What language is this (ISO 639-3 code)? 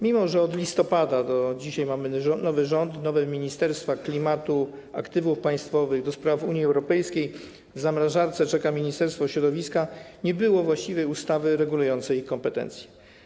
pol